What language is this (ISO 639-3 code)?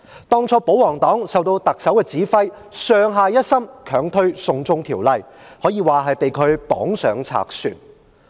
yue